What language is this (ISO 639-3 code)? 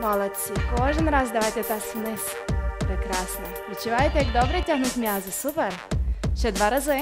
ukr